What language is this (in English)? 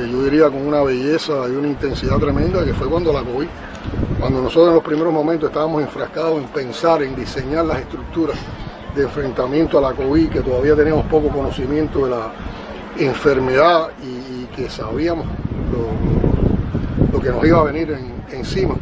Spanish